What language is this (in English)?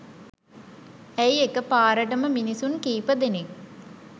Sinhala